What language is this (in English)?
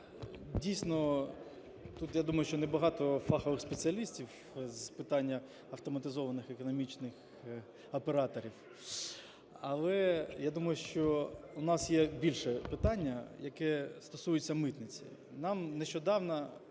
Ukrainian